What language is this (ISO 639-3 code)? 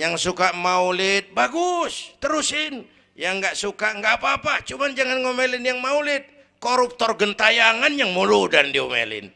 ind